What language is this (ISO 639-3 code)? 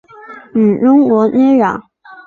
zho